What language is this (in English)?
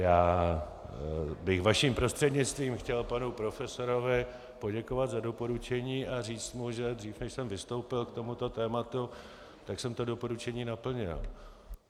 Czech